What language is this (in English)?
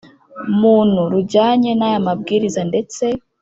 Kinyarwanda